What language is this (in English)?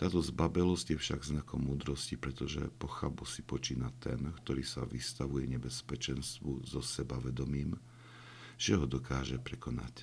Slovak